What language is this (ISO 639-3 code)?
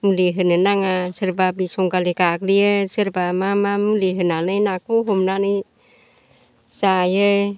brx